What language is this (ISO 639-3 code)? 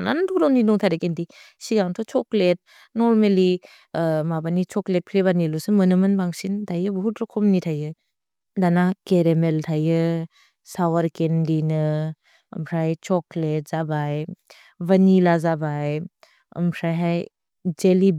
brx